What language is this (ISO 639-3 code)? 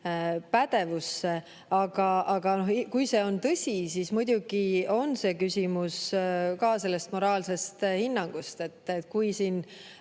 est